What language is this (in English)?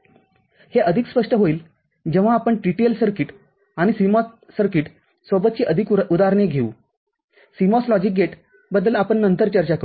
Marathi